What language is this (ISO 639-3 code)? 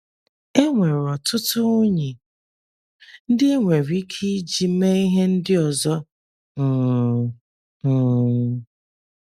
ibo